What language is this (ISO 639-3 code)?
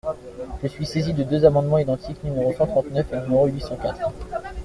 fra